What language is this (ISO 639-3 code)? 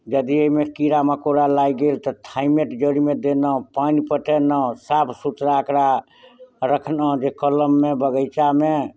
mai